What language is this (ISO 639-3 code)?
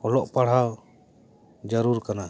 sat